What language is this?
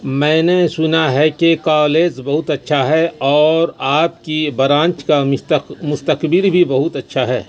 Urdu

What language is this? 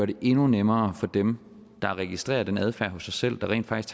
Danish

